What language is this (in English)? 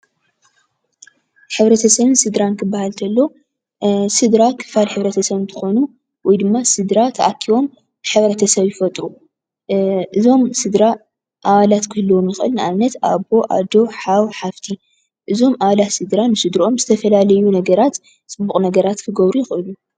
Tigrinya